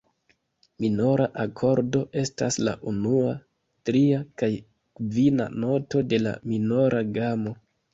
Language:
Esperanto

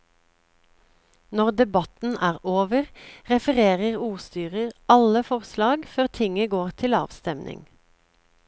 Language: Norwegian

